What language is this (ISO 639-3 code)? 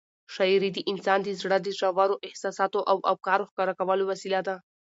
pus